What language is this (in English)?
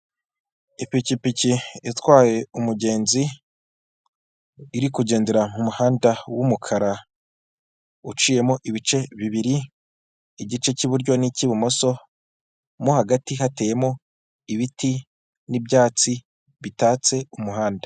Kinyarwanda